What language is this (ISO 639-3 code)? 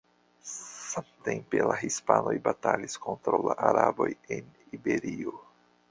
epo